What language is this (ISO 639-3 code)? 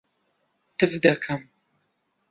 ckb